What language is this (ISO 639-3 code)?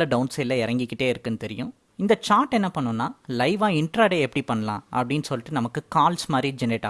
tam